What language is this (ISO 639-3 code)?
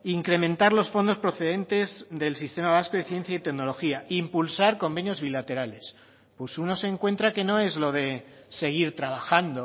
spa